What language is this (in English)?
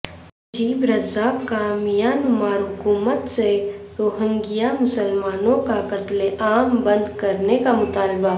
Urdu